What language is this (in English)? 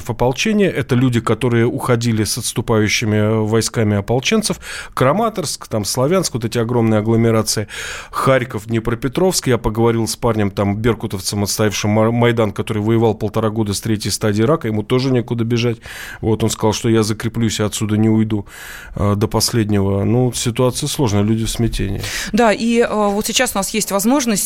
Russian